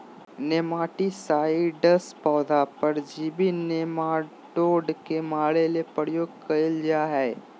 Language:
Magahi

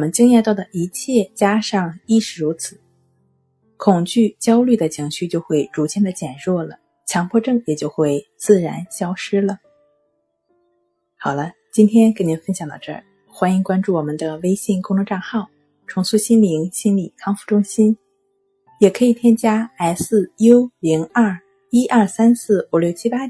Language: Chinese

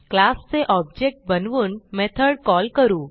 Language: Marathi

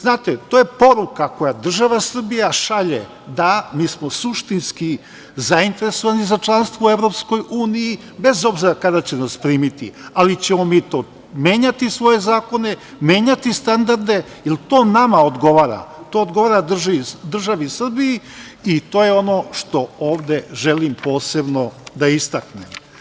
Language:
Serbian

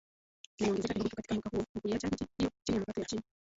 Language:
Swahili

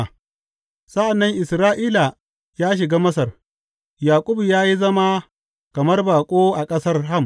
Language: Hausa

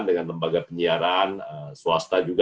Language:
Indonesian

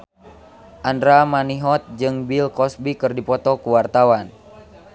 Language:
Sundanese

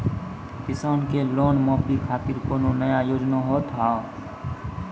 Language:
Maithili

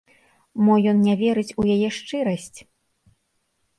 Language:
Belarusian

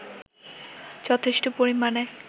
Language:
Bangla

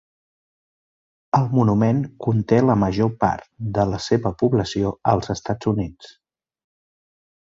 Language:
Catalan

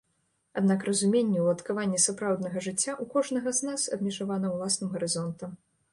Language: Belarusian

